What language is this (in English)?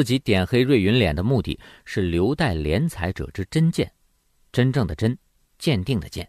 Chinese